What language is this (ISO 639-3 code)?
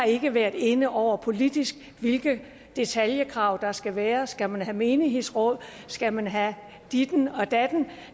dan